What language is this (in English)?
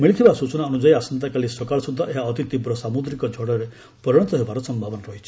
Odia